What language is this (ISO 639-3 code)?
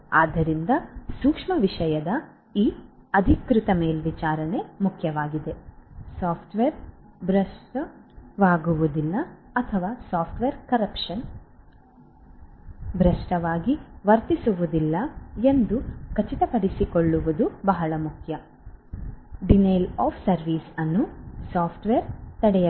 kan